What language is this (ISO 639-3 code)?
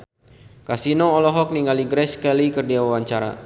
sun